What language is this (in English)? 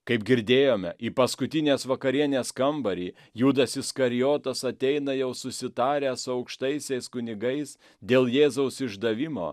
Lithuanian